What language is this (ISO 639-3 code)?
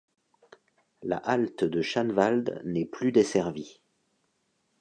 fra